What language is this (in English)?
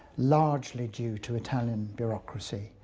English